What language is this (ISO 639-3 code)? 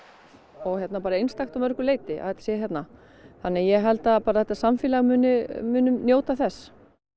isl